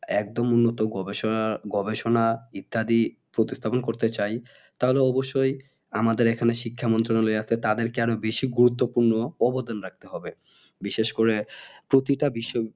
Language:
Bangla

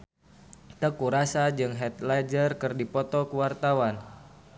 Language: Sundanese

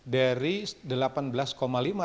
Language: Indonesian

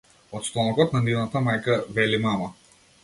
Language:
Macedonian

